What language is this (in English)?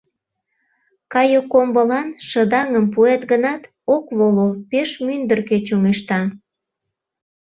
Mari